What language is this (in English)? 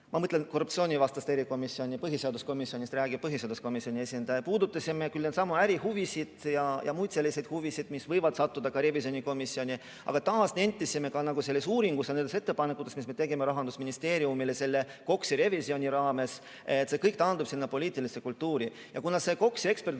Estonian